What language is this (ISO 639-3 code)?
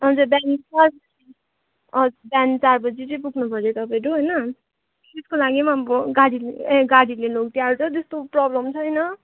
nep